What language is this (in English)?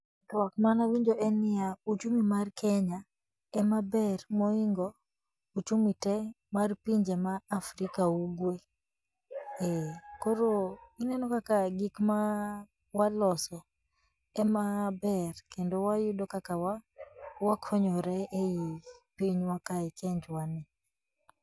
Luo (Kenya and Tanzania)